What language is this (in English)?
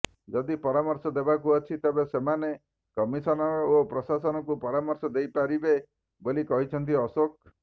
Odia